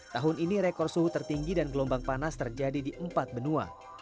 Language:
Indonesian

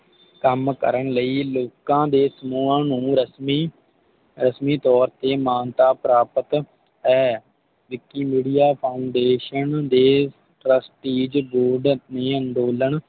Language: Punjabi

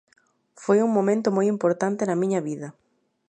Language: Galician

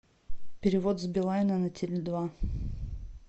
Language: Russian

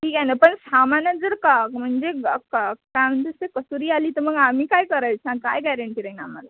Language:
Marathi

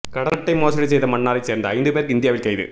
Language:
Tamil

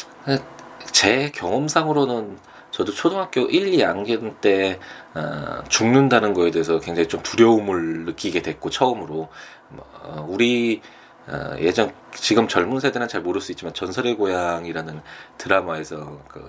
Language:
Korean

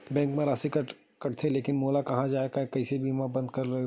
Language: Chhattisgarhi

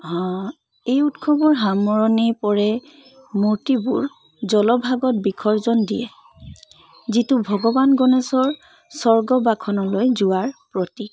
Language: Assamese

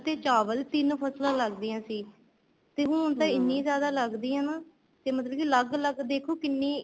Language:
Punjabi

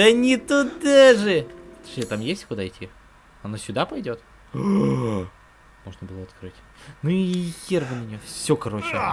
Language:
Russian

